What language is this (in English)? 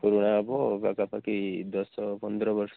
Odia